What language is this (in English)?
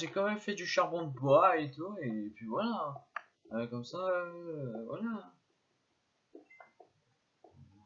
French